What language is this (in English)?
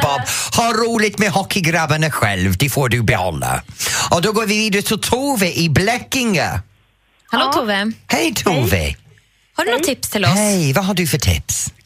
Swedish